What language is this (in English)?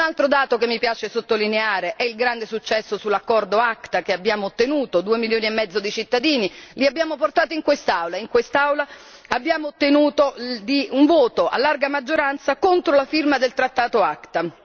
Italian